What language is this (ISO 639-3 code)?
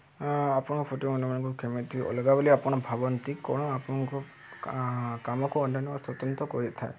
ori